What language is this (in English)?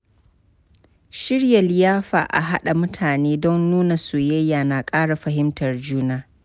Hausa